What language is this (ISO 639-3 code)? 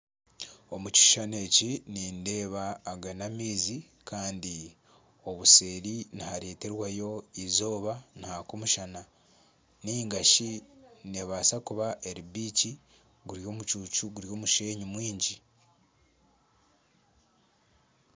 nyn